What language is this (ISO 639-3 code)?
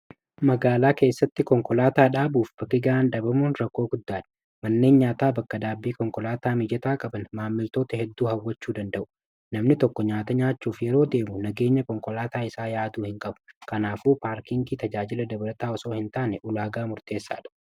orm